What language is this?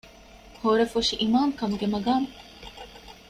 Divehi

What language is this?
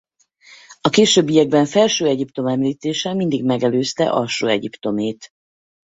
Hungarian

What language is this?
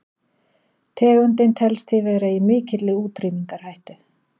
Icelandic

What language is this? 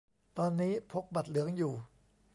Thai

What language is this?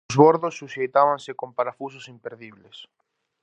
Galician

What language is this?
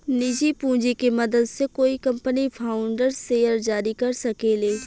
Bhojpuri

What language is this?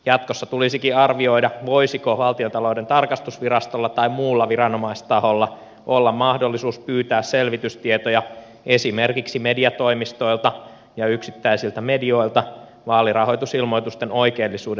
Finnish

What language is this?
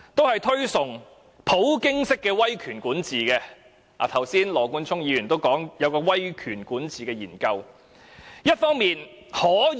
Cantonese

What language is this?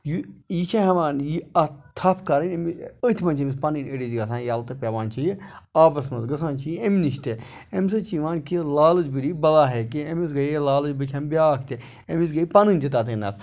Kashmiri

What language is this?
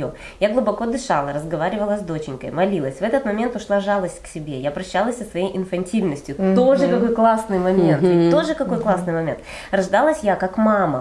Russian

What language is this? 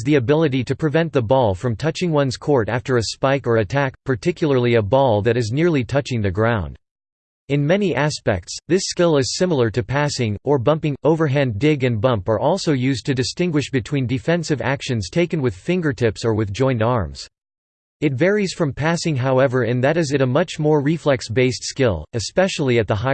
English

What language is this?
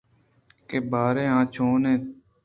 Eastern Balochi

